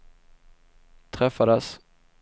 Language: Swedish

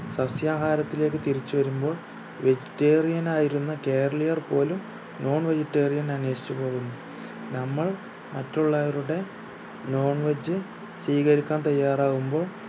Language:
Malayalam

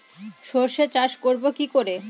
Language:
Bangla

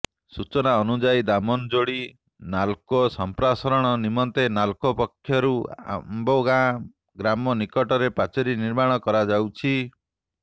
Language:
Odia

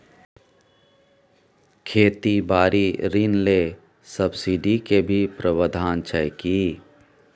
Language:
Maithili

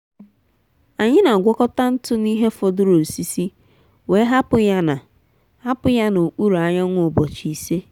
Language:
Igbo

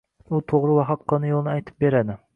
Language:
Uzbek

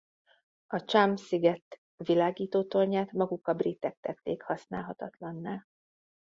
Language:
Hungarian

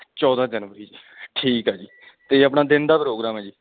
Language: Punjabi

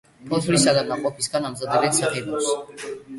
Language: Georgian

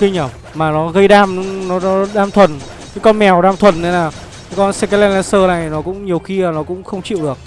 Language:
Vietnamese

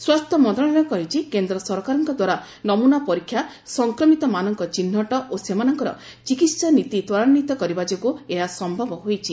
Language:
Odia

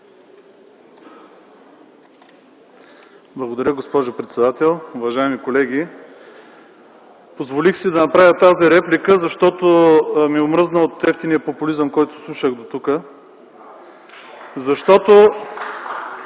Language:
Bulgarian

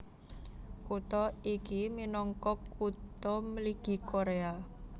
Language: Javanese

